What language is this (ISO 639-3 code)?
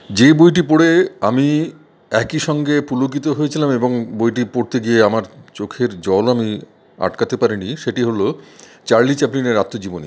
ben